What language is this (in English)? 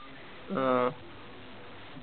Malayalam